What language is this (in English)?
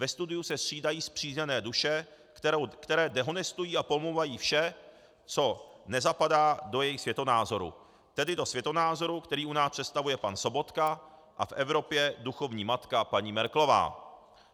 Czech